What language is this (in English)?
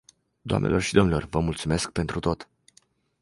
Romanian